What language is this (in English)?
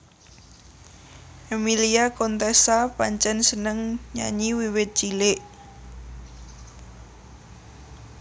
Javanese